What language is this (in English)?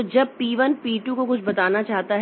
Hindi